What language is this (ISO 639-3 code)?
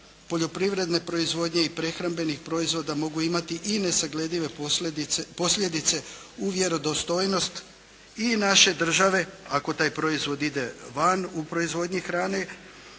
hrv